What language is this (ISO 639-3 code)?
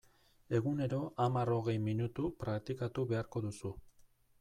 eus